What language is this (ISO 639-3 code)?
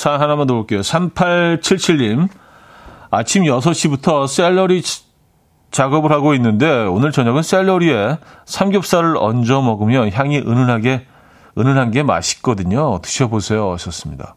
kor